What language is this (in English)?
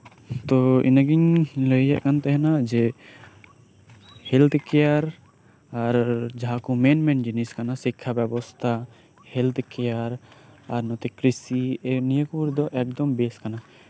Santali